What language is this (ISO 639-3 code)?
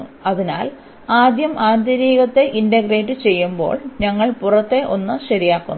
mal